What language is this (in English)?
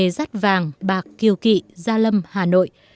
Vietnamese